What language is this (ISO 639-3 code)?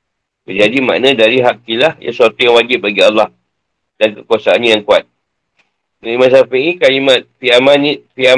msa